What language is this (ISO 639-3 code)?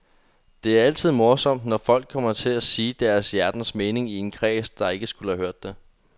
dan